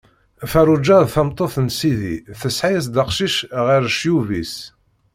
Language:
Kabyle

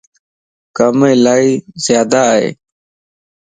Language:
Lasi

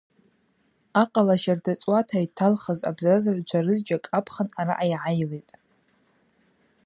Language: Abaza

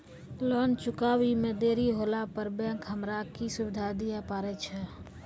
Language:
Maithili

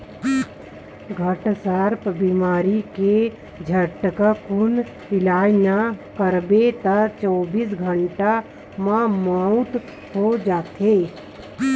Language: Chhattisgarhi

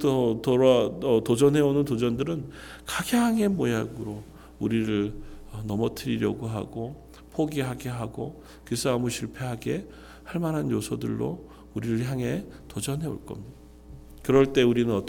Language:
Korean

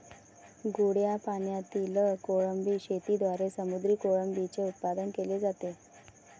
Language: Marathi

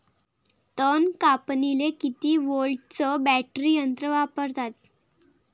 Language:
Marathi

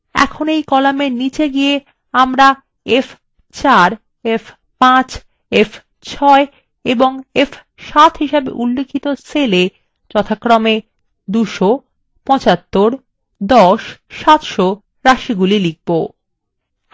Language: Bangla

